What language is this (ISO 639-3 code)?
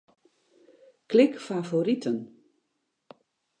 fry